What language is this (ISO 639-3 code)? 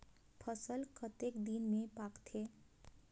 hne